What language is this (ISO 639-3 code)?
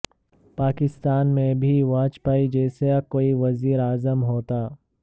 urd